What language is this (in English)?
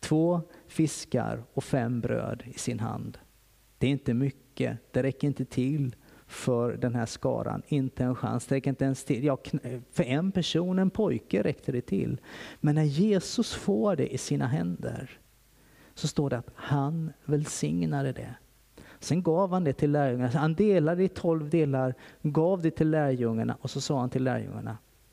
Swedish